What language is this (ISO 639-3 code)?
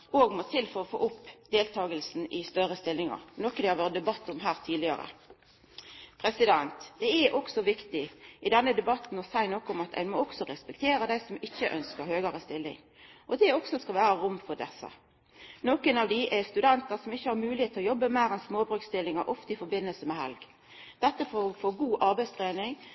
nno